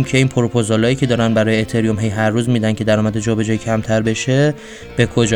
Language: Persian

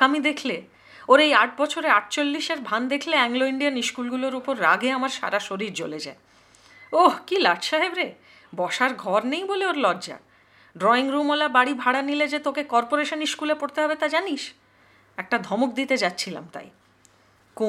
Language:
Hindi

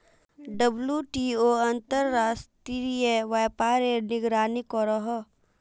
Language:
Magahi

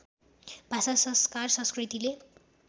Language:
Nepali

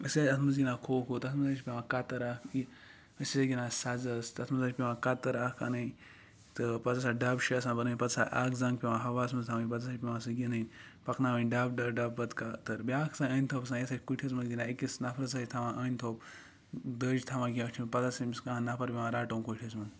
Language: Kashmiri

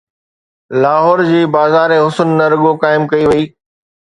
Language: Sindhi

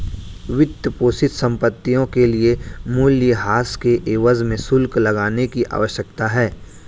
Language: Hindi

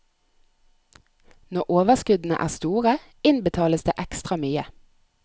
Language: Norwegian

